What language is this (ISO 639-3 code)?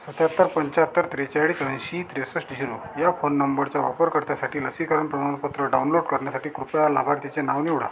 mar